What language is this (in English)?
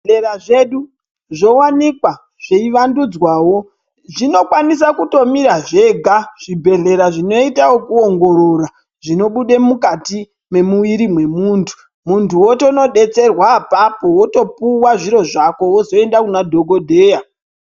Ndau